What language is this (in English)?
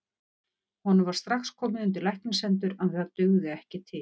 Icelandic